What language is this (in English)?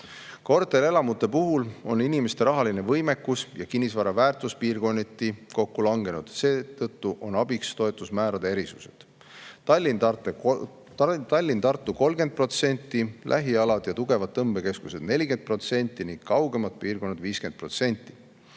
Estonian